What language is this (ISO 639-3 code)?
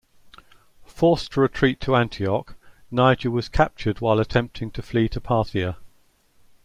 eng